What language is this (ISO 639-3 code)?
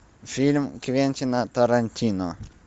rus